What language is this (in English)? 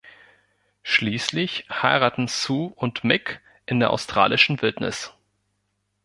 German